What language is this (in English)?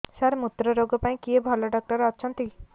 Odia